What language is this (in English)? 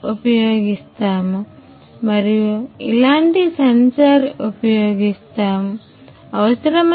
Telugu